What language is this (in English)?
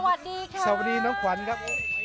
Thai